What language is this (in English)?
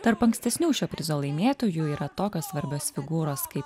Lithuanian